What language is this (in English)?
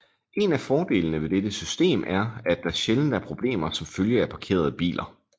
Danish